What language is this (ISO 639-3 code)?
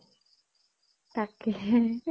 asm